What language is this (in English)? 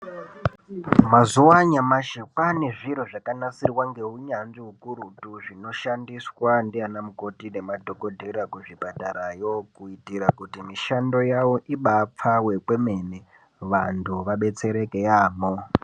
Ndau